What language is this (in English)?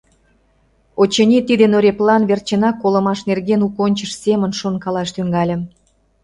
Mari